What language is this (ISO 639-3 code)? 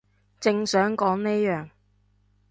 yue